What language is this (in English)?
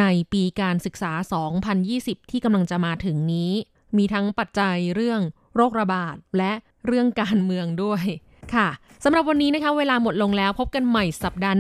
Thai